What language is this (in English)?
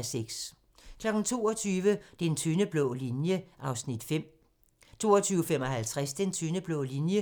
Danish